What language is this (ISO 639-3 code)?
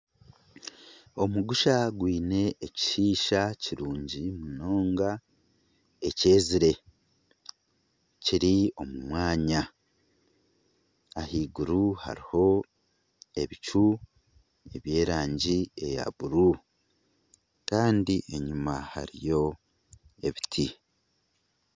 nyn